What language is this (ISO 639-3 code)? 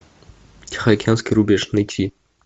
rus